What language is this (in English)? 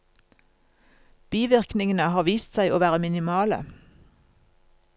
Norwegian